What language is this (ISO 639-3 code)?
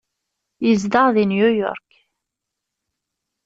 kab